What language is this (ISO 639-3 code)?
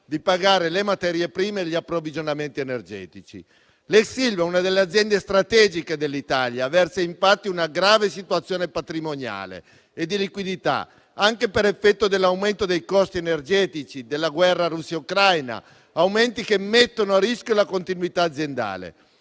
ita